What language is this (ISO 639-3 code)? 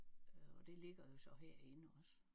dan